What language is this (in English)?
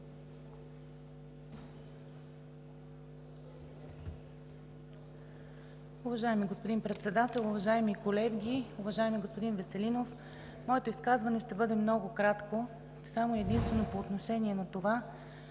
Bulgarian